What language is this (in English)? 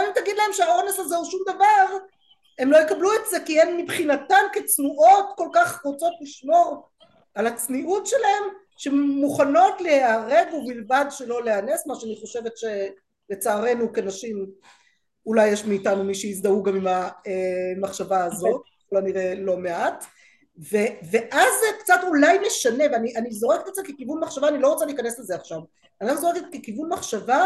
Hebrew